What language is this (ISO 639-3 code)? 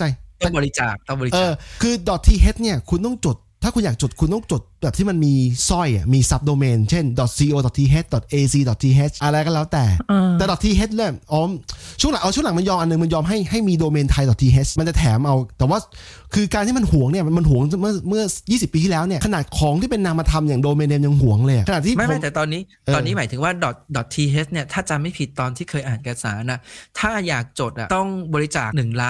tha